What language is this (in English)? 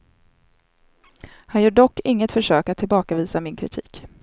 Swedish